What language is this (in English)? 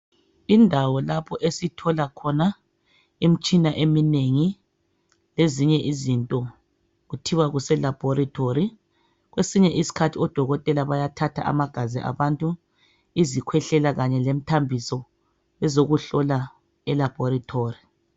North Ndebele